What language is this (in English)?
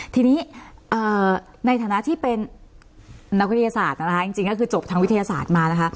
Thai